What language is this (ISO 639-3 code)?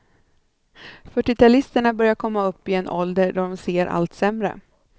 swe